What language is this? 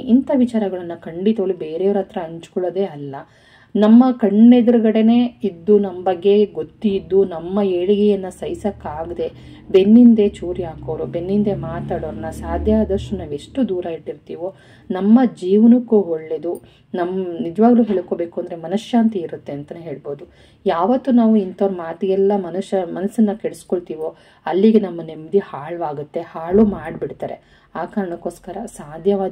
Kannada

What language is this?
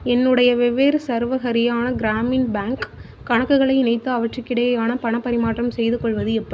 Tamil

